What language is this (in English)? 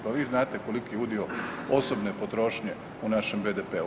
Croatian